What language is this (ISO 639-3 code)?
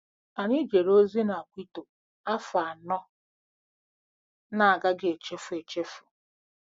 ibo